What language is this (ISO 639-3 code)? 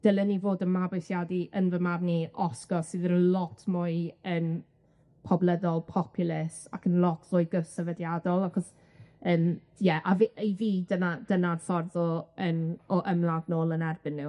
cym